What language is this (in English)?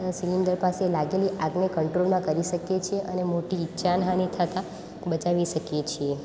Gujarati